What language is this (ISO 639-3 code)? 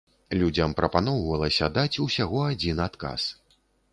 bel